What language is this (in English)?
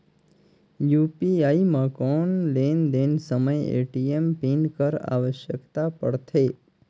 Chhattisgarhi